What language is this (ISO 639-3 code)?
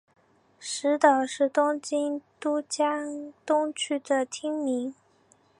zho